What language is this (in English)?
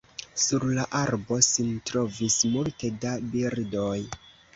Esperanto